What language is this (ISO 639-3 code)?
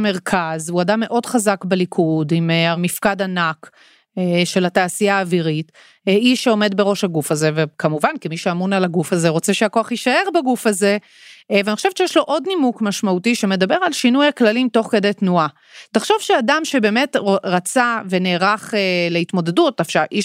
heb